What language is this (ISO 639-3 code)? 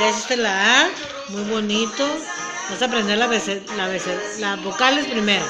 spa